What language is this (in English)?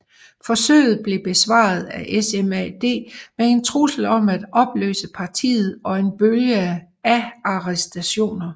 Danish